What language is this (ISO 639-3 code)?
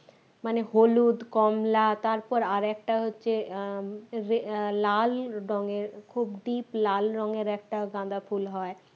ben